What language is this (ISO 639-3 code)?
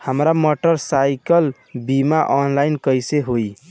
bho